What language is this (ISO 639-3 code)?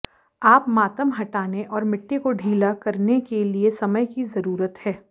hin